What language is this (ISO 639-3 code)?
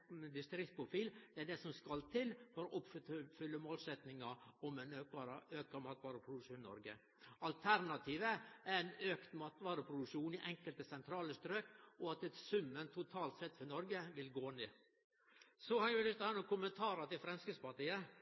nno